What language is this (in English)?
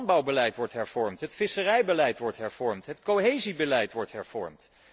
Dutch